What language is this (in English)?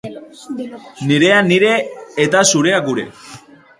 Basque